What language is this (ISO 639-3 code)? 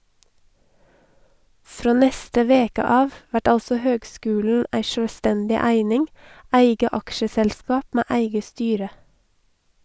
nor